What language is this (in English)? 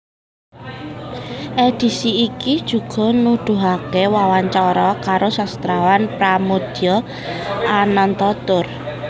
Javanese